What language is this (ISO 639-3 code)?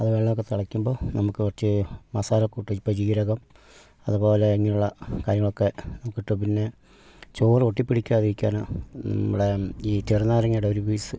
mal